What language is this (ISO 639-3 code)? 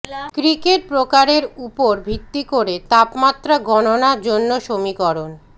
ben